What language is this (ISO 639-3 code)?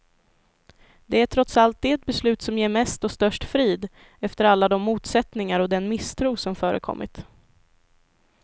swe